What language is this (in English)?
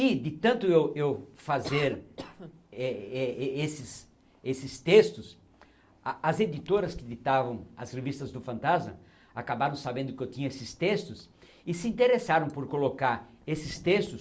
Portuguese